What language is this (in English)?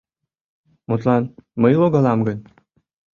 Mari